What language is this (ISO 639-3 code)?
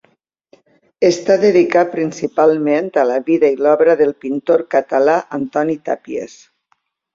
cat